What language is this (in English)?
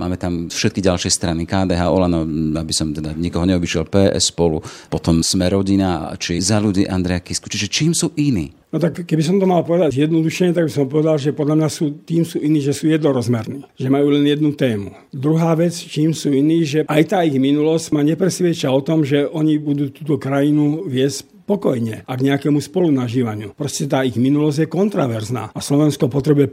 Slovak